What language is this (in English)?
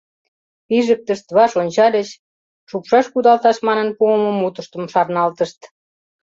Mari